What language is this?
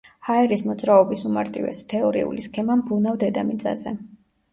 Georgian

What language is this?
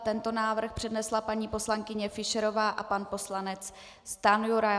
Czech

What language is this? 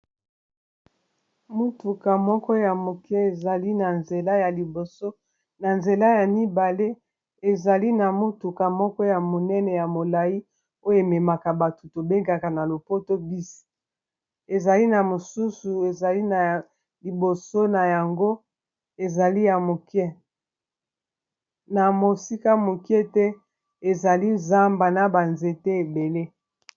Lingala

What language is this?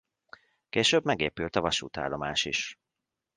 Hungarian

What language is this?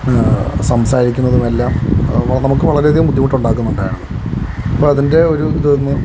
Malayalam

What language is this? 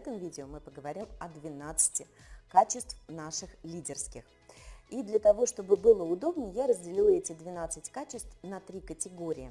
Russian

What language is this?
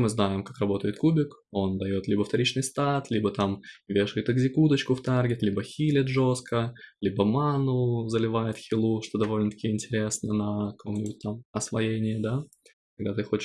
Russian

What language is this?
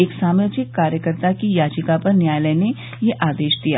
Hindi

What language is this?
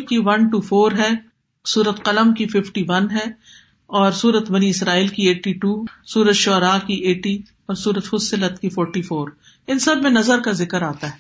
Urdu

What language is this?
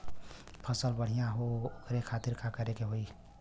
Bhojpuri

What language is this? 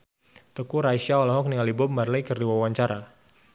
Sundanese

